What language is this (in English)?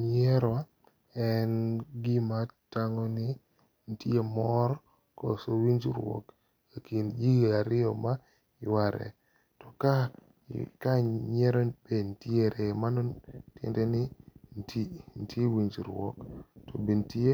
Luo (Kenya and Tanzania)